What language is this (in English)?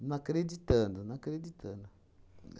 Portuguese